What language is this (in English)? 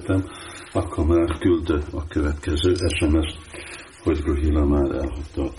Hungarian